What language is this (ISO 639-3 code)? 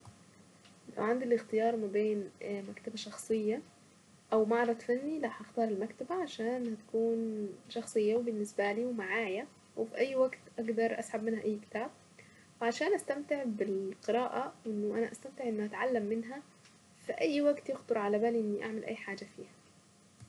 aec